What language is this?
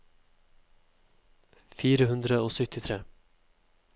Norwegian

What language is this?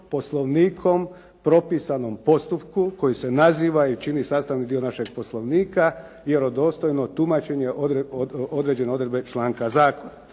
Croatian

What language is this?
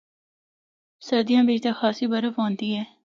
Northern Hindko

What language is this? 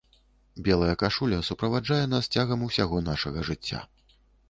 Belarusian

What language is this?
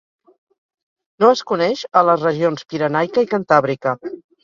Catalan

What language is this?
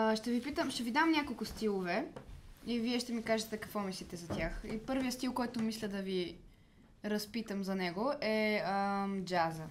Bulgarian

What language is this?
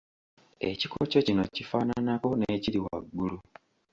Ganda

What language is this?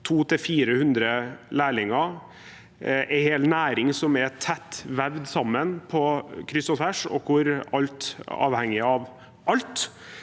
Norwegian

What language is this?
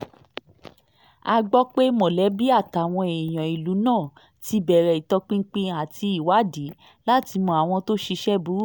Yoruba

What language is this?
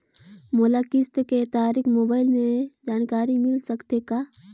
Chhattisgarhi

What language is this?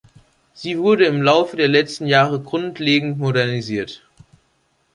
German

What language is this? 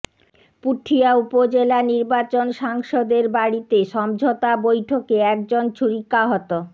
Bangla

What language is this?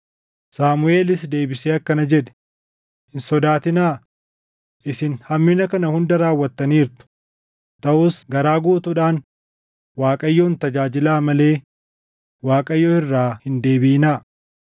Oromo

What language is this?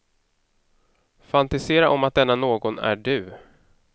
Swedish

